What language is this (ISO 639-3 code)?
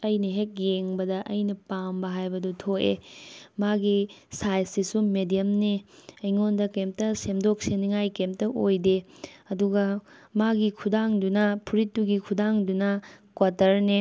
mni